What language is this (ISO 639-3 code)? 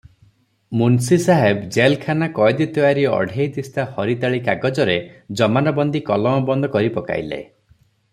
ori